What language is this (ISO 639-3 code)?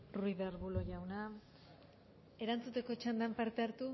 eus